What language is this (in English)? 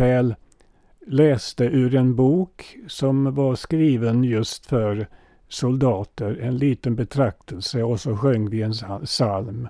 Swedish